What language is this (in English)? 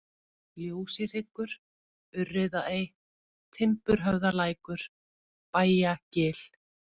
Icelandic